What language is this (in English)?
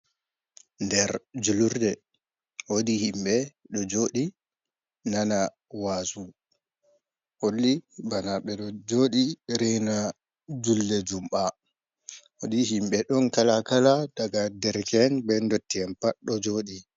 Fula